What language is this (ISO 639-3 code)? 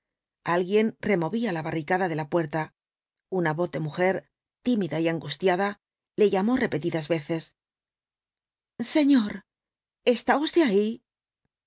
spa